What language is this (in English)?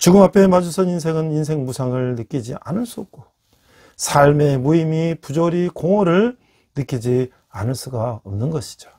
Korean